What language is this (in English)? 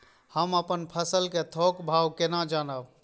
Maithili